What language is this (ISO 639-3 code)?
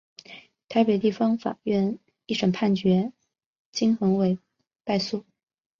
zho